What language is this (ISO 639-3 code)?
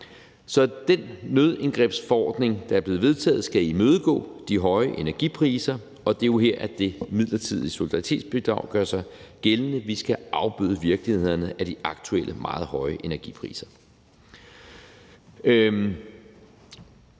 dan